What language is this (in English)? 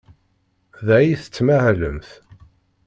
Kabyle